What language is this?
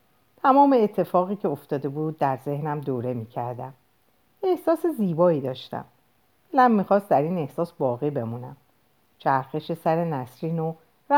Persian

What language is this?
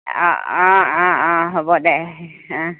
Assamese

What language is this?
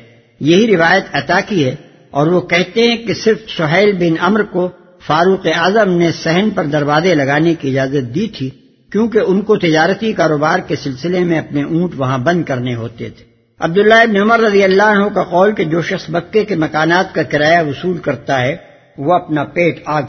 Urdu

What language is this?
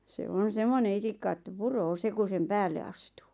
Finnish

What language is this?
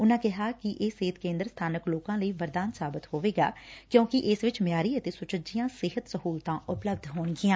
Punjabi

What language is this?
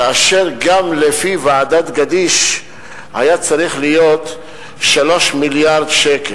Hebrew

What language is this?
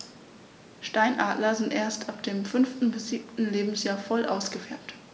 German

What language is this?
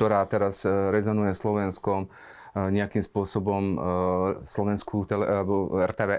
Slovak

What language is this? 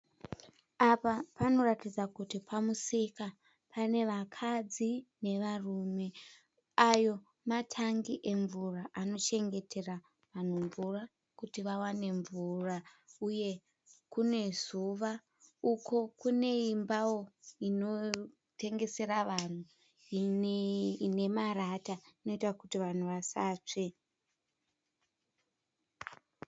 Shona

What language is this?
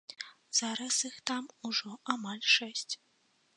Belarusian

